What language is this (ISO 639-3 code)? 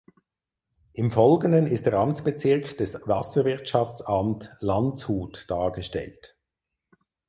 deu